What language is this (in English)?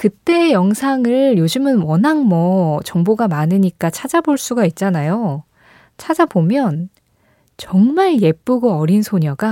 Korean